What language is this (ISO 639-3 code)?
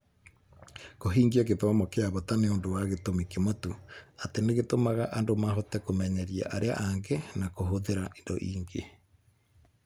kik